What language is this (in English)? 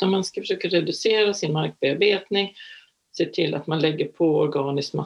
Swedish